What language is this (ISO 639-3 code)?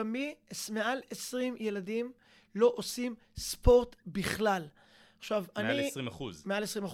heb